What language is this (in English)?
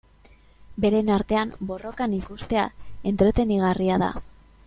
Basque